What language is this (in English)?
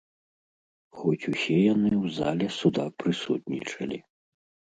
Belarusian